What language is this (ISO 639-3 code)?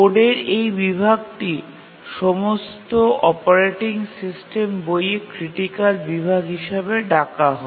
ben